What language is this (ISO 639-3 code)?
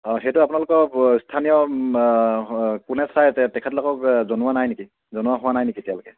asm